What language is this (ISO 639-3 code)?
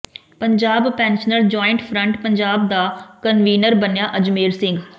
pan